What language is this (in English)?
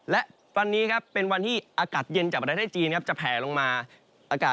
Thai